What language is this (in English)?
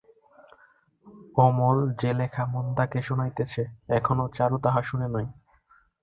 Bangla